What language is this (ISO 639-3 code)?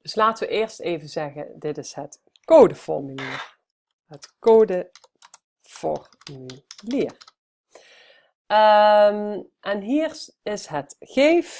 nld